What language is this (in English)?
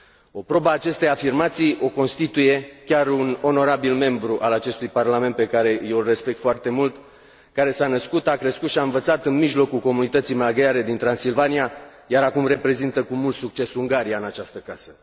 Romanian